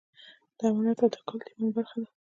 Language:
Pashto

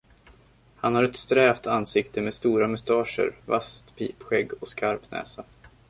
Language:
Swedish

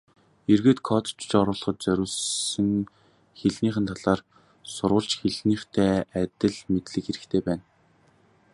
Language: Mongolian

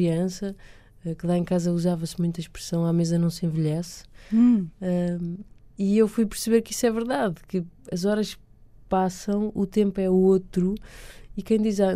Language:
Portuguese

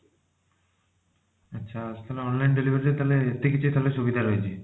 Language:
Odia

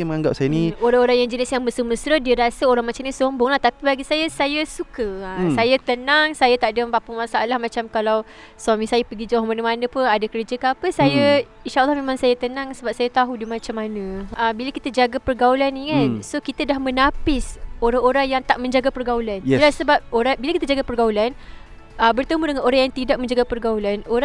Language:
Malay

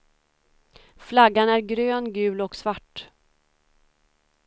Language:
Swedish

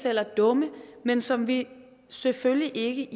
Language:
Danish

